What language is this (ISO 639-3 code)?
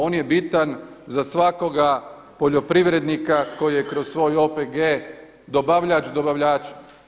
hrv